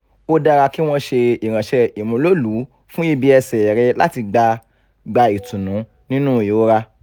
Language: Yoruba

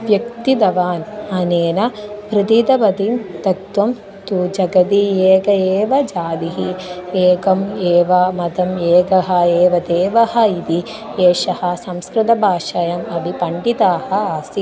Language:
Sanskrit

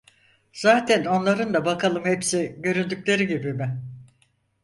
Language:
Turkish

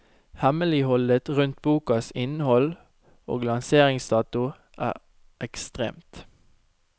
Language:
Norwegian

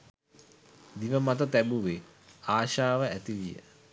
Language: Sinhala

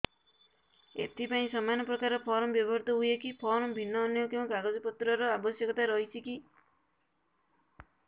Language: Odia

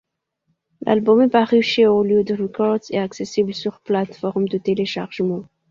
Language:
French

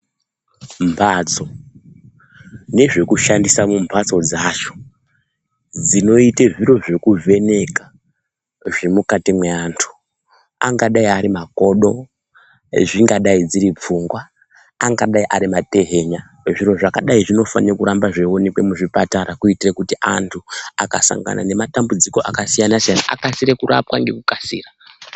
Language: Ndau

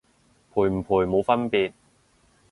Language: Cantonese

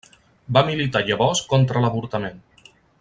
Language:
Catalan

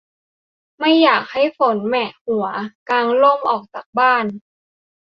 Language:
Thai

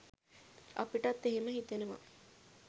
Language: Sinhala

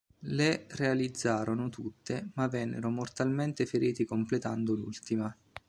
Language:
Italian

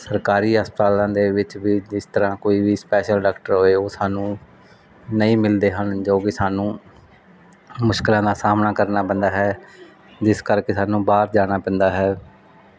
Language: Punjabi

